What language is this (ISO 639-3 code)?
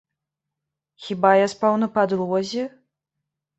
bel